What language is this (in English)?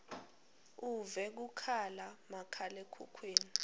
Swati